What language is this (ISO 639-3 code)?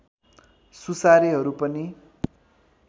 nep